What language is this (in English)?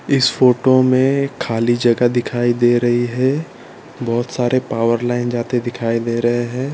Hindi